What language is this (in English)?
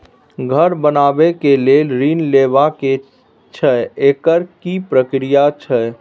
Maithili